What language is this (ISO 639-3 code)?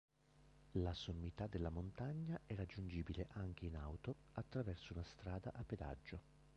ita